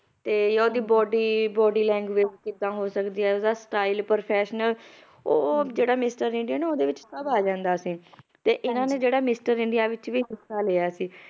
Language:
Punjabi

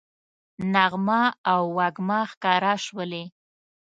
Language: Pashto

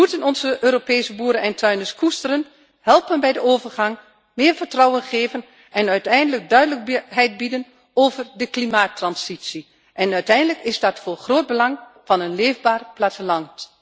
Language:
Dutch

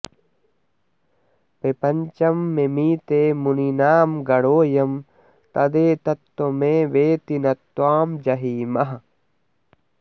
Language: Sanskrit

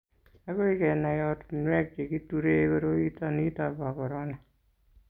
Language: Kalenjin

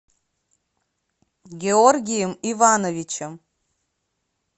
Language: Russian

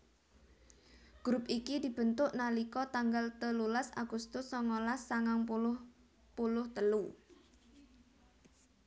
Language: Javanese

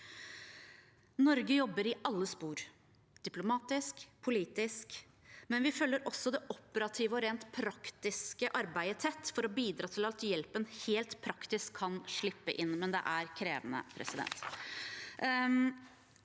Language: Norwegian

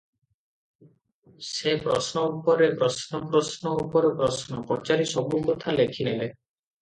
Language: Odia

